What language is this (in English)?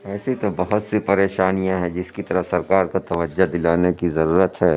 Urdu